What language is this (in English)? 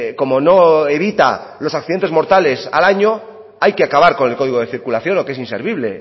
Spanish